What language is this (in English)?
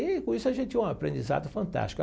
Portuguese